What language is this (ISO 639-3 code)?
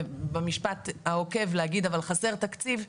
heb